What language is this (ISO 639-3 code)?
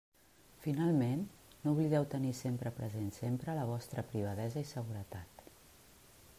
cat